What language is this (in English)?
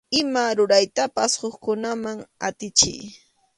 Arequipa-La Unión Quechua